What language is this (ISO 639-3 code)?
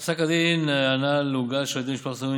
heb